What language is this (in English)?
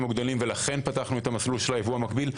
Hebrew